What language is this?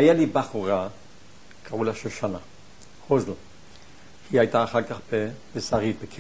Hebrew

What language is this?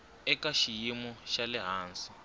Tsonga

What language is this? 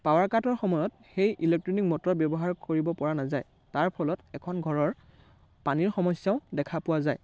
Assamese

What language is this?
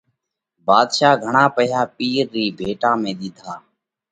Parkari Koli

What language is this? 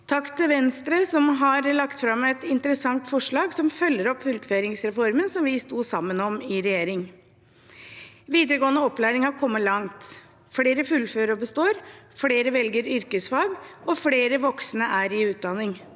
Norwegian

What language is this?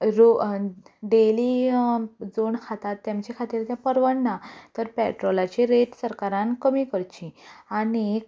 Konkani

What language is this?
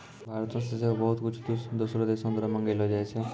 Maithili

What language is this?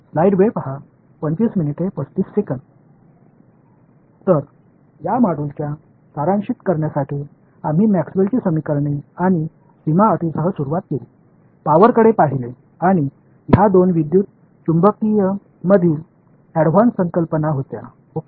Marathi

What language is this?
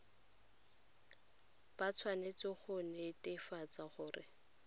Tswana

